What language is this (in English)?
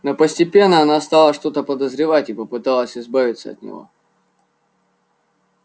Russian